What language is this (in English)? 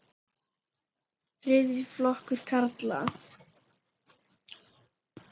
Icelandic